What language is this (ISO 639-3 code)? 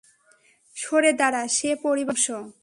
ben